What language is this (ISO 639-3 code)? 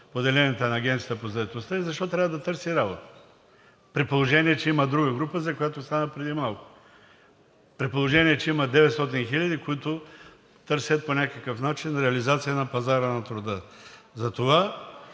bul